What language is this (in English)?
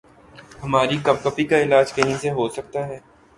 Urdu